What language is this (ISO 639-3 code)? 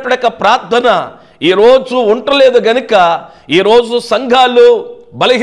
tel